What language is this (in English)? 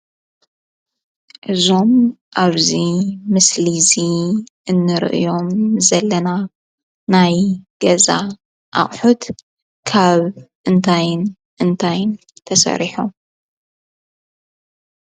Tigrinya